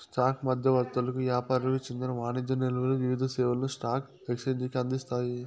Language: Telugu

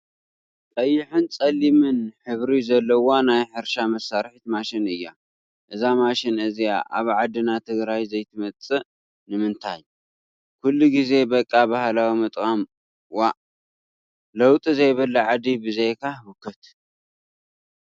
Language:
Tigrinya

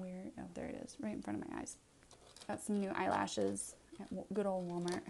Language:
English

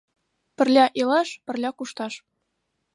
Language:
Mari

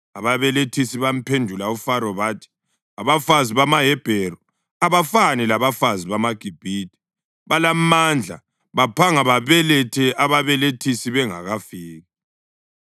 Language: North Ndebele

